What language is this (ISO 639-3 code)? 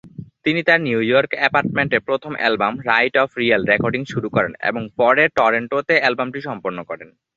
ben